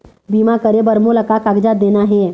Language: Chhattisgarhi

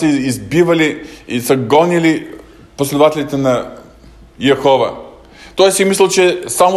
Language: Bulgarian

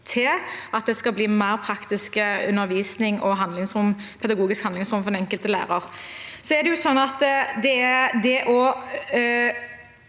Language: Norwegian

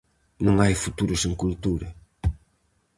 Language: Galician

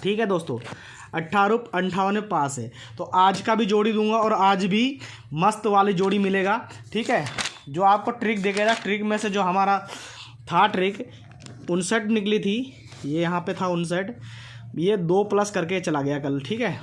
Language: Hindi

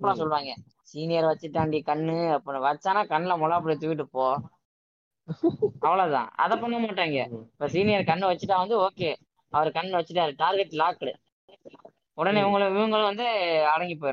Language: Tamil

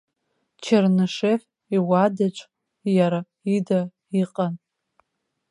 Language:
Abkhazian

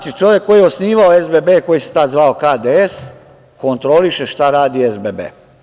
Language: Serbian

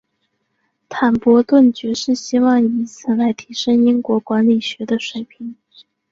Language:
Chinese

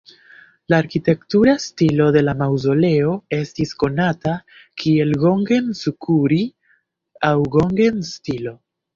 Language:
Esperanto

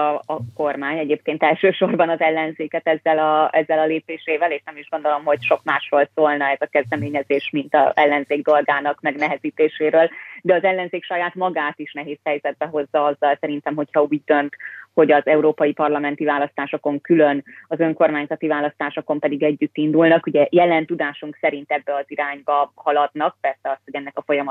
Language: Hungarian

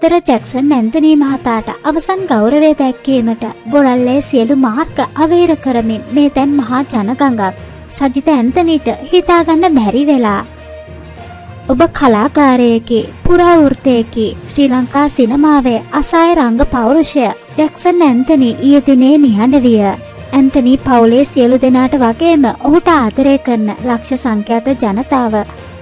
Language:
Thai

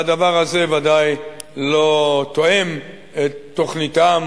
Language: Hebrew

